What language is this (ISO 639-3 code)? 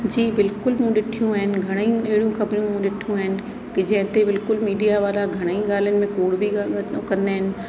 snd